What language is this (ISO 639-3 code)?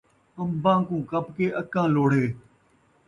skr